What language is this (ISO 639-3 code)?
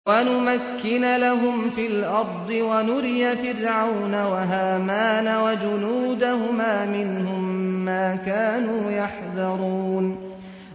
ara